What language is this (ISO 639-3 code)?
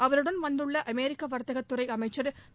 tam